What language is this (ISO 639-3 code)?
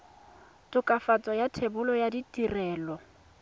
tsn